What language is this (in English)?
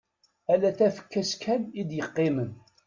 Kabyle